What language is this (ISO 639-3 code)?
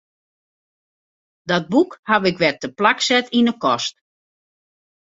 fry